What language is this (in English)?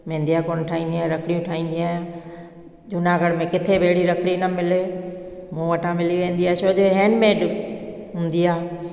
Sindhi